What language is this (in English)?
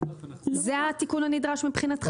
Hebrew